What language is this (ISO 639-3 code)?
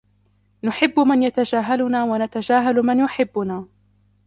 ara